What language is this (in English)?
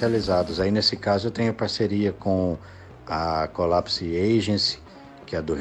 Portuguese